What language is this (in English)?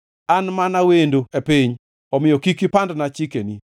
Luo (Kenya and Tanzania)